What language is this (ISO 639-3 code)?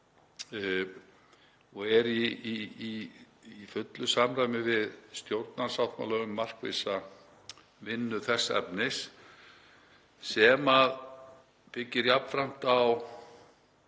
isl